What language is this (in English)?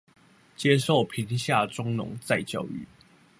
Chinese